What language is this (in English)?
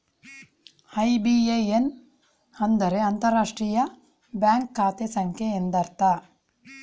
Kannada